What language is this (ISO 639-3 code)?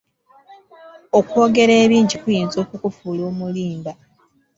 lug